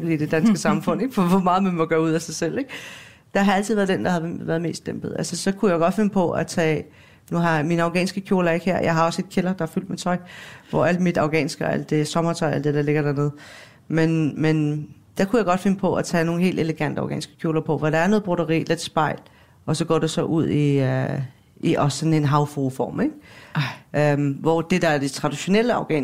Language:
Danish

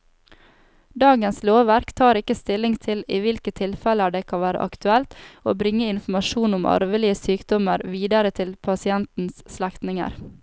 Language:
Norwegian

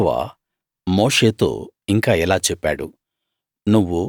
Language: Telugu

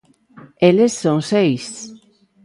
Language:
Galician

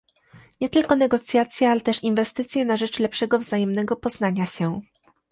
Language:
Polish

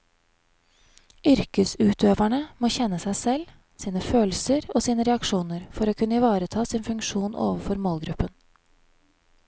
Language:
Norwegian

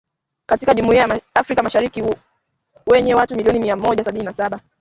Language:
Swahili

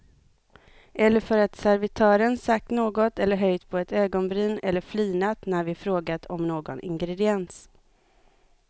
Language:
Swedish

